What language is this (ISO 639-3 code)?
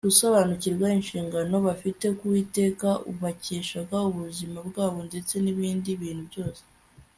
kin